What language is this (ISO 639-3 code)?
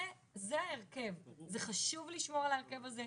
heb